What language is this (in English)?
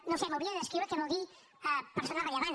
Catalan